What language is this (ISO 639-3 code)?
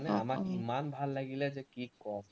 asm